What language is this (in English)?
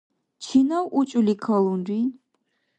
Dargwa